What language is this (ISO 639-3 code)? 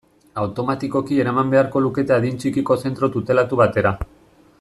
eus